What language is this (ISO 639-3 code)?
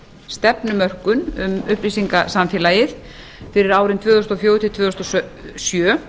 isl